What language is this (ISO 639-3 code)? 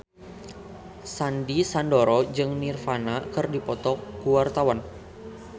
sun